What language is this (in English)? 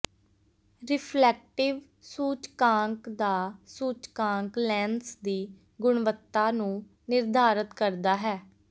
Punjabi